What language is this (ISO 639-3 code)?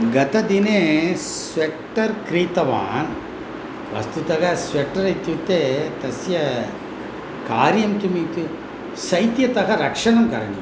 san